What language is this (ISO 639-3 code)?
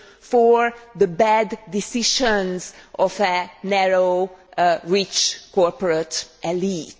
eng